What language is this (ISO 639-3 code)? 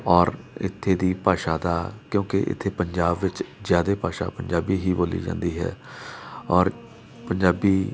pan